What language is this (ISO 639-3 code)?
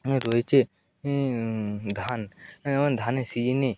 ben